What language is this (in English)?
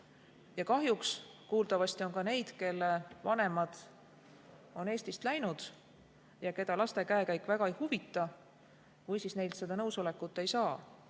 Estonian